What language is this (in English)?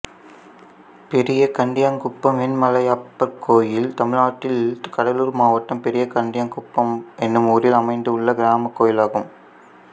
Tamil